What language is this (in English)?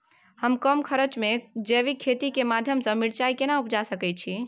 Maithili